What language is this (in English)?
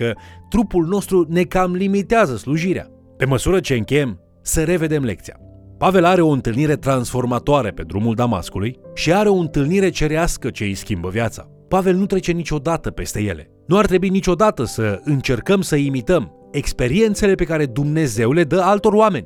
Romanian